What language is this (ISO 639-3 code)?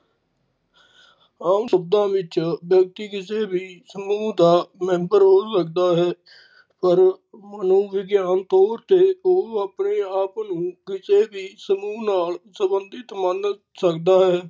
pan